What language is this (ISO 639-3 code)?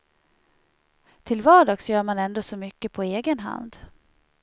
swe